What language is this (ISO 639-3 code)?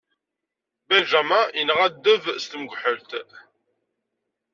kab